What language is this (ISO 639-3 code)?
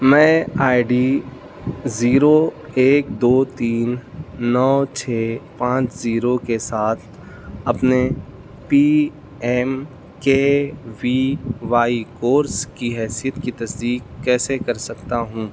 urd